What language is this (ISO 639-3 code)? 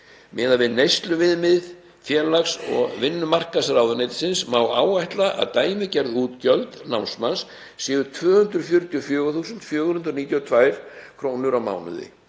isl